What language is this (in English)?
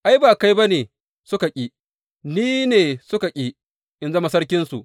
Hausa